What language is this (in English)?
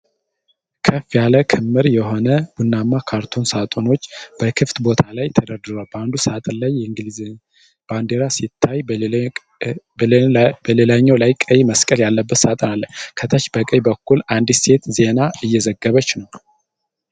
Amharic